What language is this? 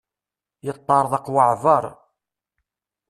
Kabyle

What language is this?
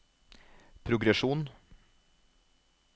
Norwegian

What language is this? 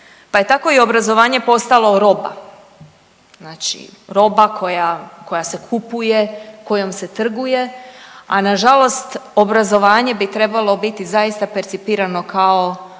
Croatian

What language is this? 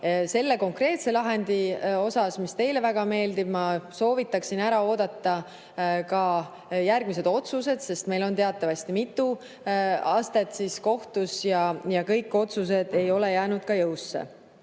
Estonian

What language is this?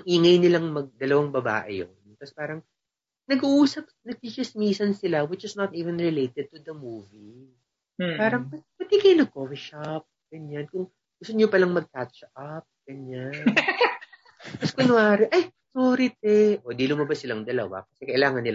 Filipino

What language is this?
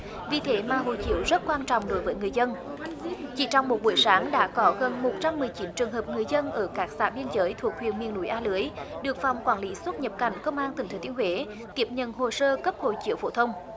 Vietnamese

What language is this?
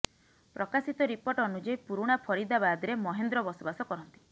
Odia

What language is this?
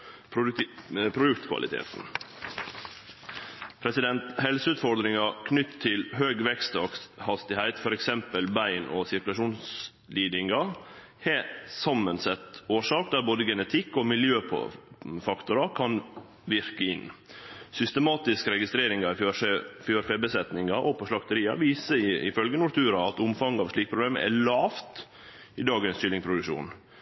Norwegian Nynorsk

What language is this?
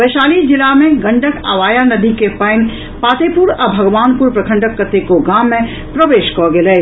Maithili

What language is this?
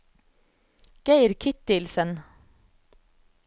Norwegian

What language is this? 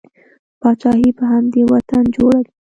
Pashto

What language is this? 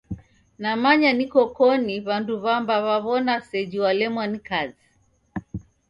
Taita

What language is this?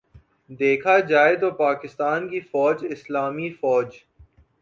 Urdu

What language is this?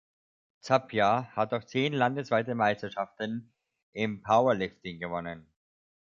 German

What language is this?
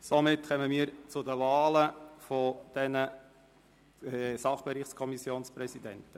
Swiss German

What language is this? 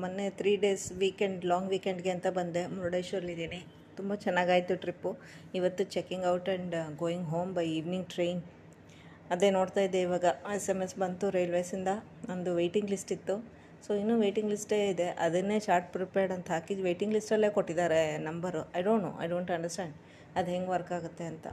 Kannada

